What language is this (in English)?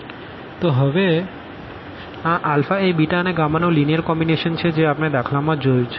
Gujarati